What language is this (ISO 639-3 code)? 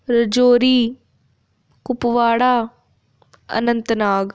doi